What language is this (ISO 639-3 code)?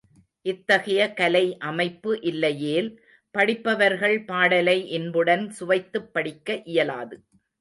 tam